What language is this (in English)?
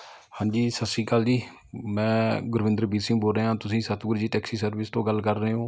Punjabi